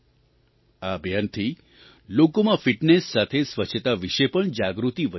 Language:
Gujarati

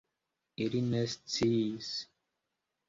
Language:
Esperanto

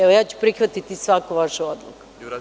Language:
Serbian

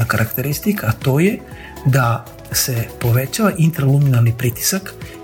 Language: Croatian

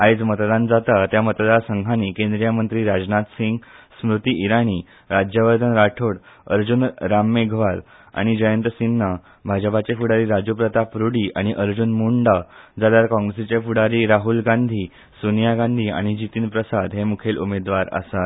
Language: Konkani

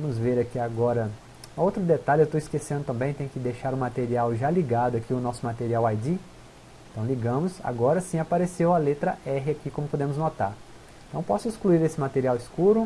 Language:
Portuguese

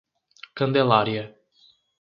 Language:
Portuguese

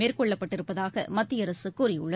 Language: Tamil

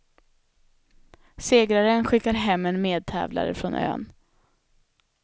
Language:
Swedish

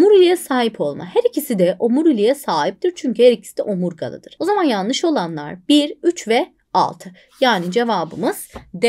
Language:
Turkish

